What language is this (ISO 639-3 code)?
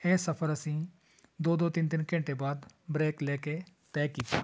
pan